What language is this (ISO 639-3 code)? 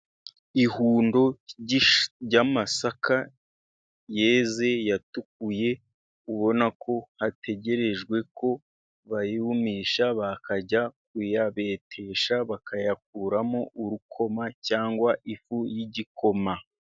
kin